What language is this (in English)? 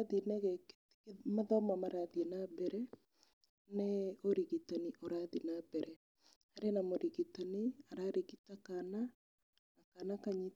Kikuyu